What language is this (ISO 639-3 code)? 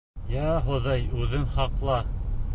bak